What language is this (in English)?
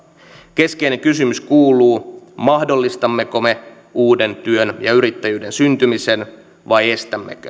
Finnish